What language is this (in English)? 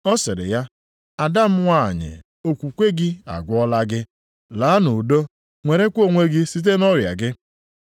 Igbo